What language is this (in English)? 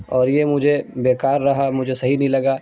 Urdu